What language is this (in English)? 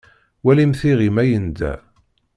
Kabyle